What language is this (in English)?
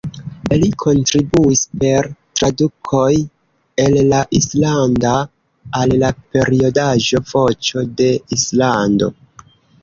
Esperanto